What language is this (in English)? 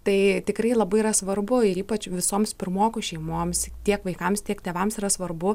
Lithuanian